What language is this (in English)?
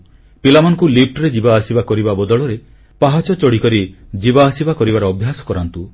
Odia